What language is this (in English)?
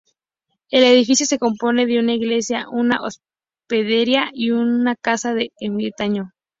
Spanish